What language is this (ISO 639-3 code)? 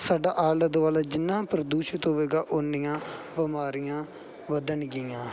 pan